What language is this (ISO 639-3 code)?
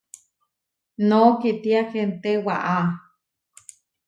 var